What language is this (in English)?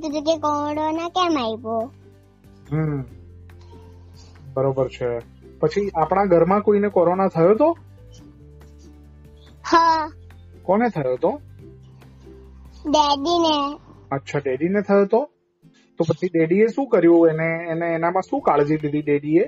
Gujarati